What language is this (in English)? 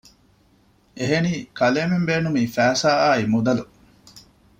Divehi